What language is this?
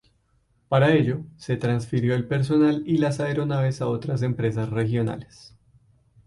Spanish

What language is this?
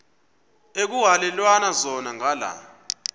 Xhosa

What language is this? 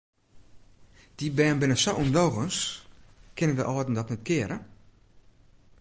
Western Frisian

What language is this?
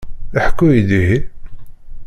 Kabyle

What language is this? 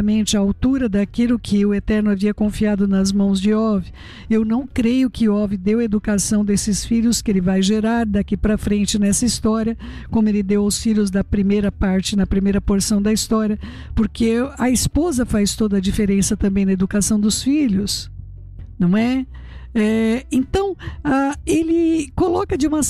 Portuguese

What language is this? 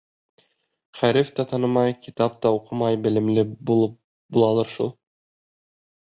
Bashkir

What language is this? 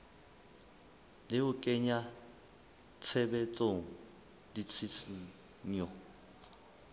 Southern Sotho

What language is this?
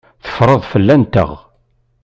Kabyle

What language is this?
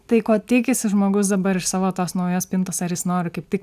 Lithuanian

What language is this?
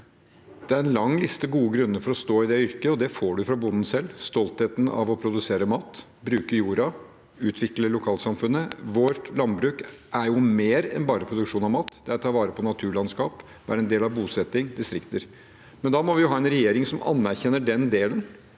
Norwegian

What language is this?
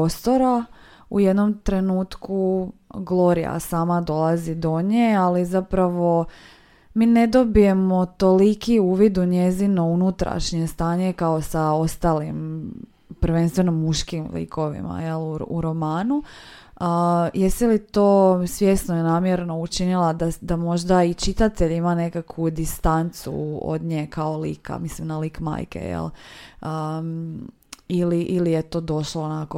Croatian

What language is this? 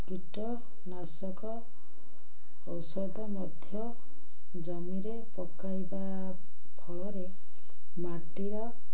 Odia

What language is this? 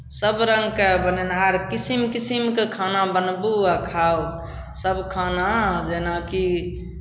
Maithili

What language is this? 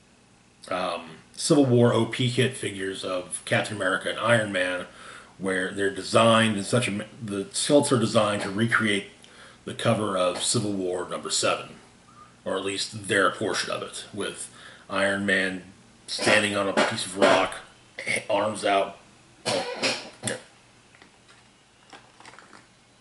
English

